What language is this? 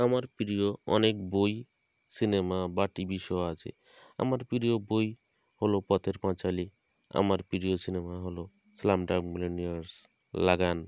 Bangla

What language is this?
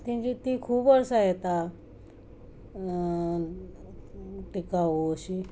Konkani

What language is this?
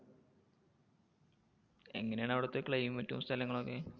Malayalam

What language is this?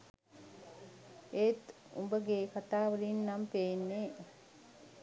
Sinhala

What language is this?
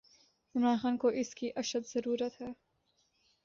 Urdu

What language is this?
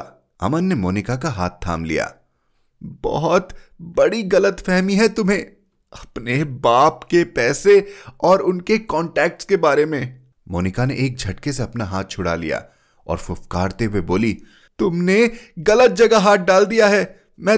Hindi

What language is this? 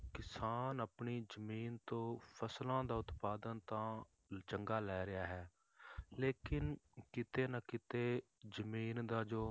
Punjabi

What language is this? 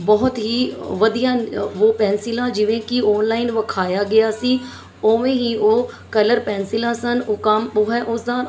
Punjabi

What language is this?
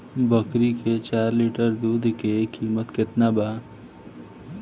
Bhojpuri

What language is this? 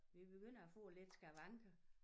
Danish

